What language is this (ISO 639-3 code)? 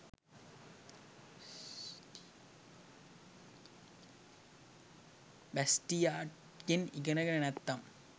sin